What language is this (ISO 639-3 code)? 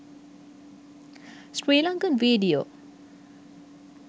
sin